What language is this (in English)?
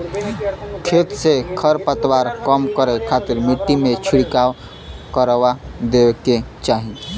Bhojpuri